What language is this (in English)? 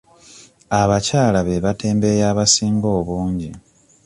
Ganda